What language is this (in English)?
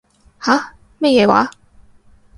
Cantonese